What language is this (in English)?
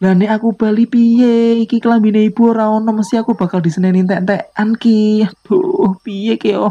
Indonesian